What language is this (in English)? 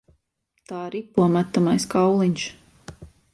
Latvian